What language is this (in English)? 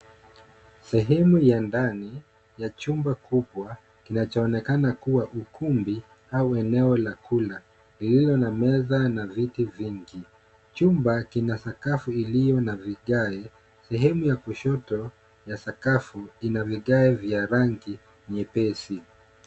Swahili